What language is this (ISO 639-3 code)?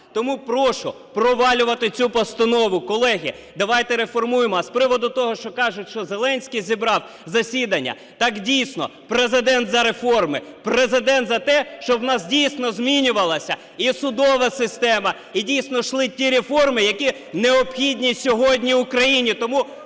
ukr